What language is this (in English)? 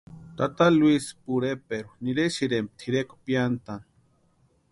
Western Highland Purepecha